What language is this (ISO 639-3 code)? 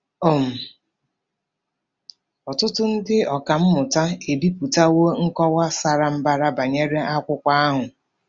ibo